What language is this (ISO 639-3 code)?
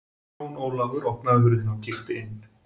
isl